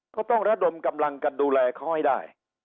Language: Thai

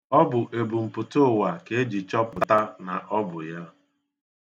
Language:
Igbo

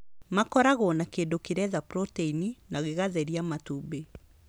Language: Kikuyu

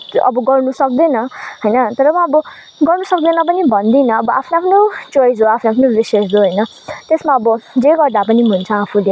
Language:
Nepali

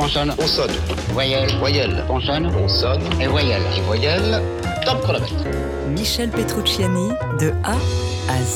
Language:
French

